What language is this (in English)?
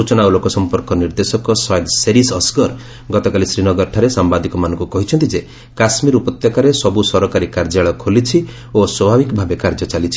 Odia